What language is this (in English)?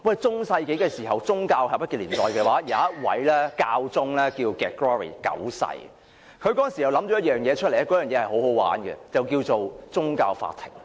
Cantonese